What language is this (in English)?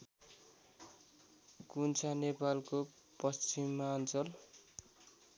Nepali